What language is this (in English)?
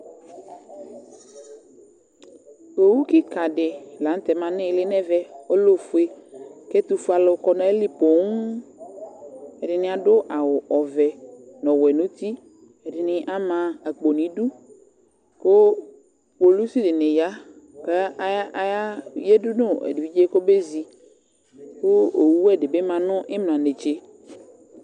Ikposo